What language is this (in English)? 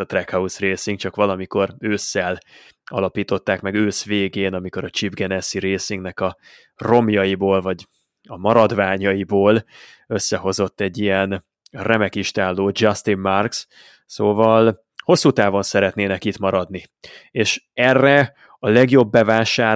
Hungarian